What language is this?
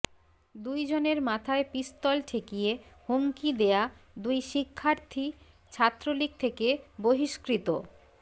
Bangla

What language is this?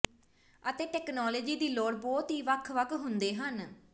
Punjabi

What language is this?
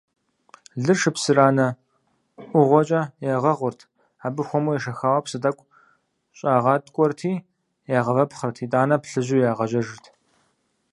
Kabardian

